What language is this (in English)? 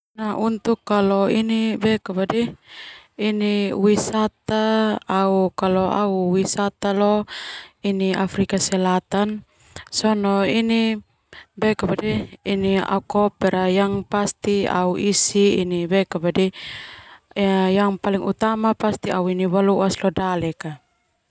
Termanu